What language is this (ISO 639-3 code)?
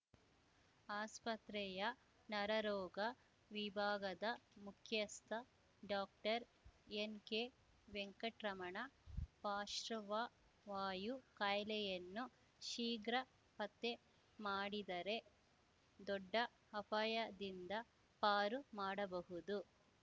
kan